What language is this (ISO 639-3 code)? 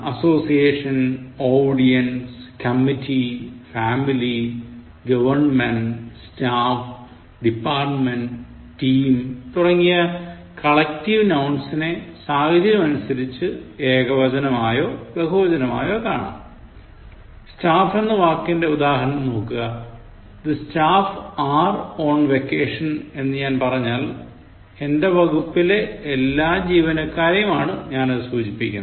mal